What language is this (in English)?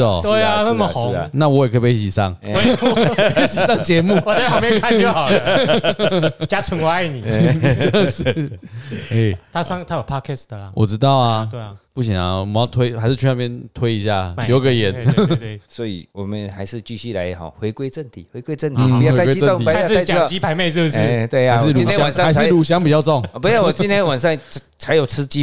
Chinese